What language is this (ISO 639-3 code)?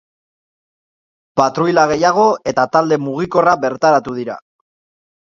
eus